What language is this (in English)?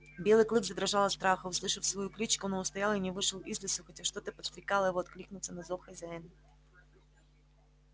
Russian